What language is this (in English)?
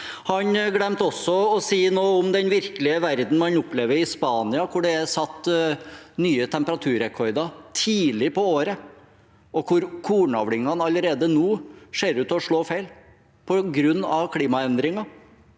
Norwegian